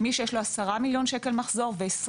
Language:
Hebrew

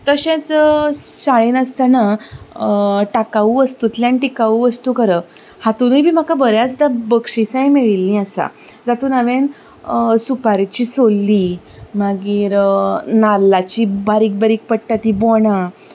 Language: Konkani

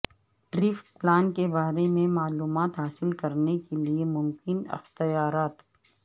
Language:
Urdu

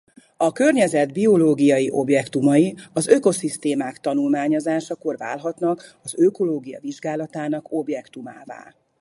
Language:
Hungarian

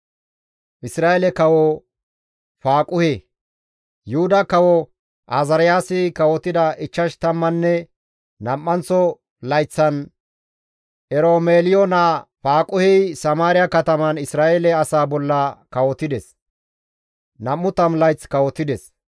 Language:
Gamo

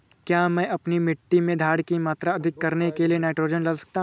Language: Hindi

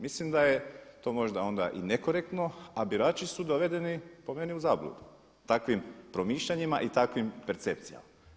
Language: Croatian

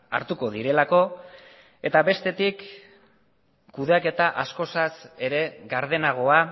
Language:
Basque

